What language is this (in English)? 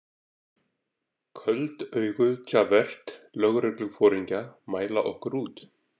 Icelandic